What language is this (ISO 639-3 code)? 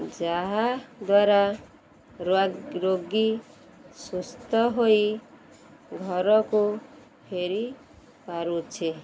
ori